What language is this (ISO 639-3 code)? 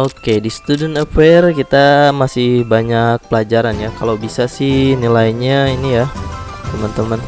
ind